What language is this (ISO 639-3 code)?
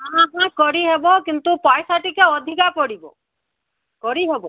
ori